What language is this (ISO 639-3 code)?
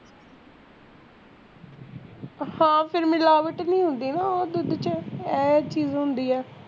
pan